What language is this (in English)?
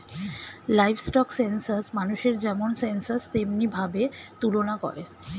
Bangla